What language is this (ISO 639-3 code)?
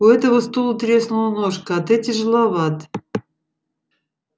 rus